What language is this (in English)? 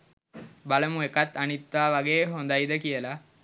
Sinhala